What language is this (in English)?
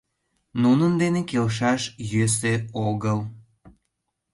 Mari